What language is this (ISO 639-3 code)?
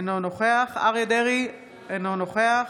heb